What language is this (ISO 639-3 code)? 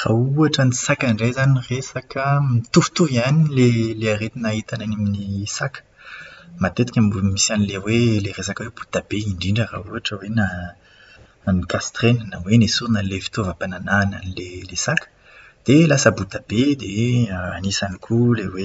mlg